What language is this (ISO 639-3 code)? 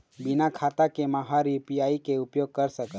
hne